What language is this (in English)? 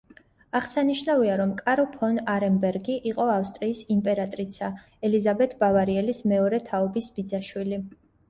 Georgian